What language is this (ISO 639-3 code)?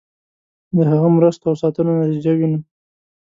pus